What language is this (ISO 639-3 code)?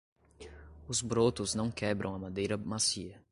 por